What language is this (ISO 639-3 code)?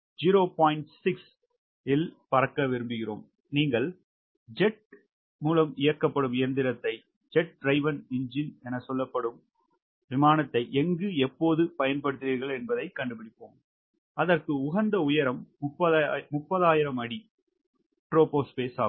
tam